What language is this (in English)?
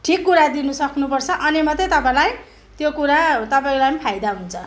Nepali